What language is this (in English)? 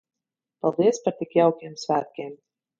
Latvian